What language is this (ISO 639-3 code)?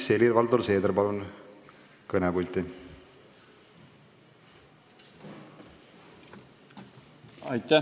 est